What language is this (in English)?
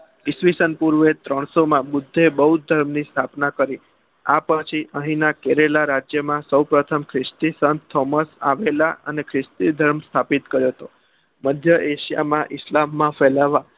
Gujarati